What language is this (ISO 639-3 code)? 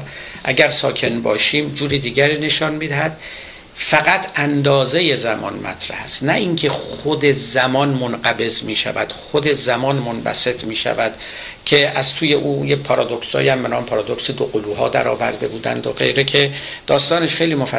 fas